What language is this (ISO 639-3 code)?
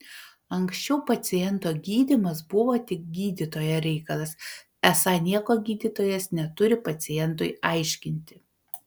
lit